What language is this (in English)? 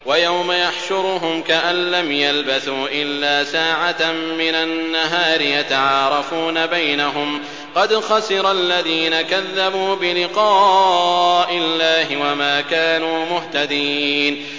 Arabic